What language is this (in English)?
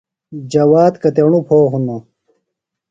Phalura